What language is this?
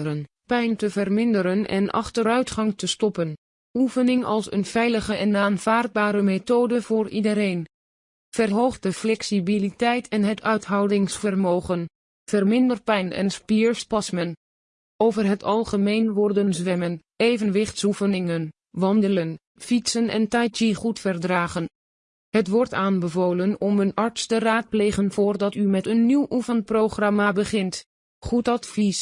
Dutch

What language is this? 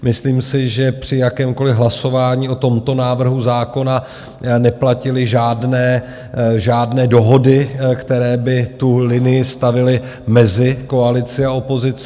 Czech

